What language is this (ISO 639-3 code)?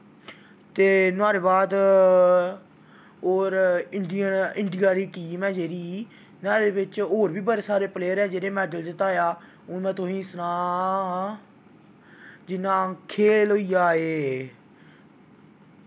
doi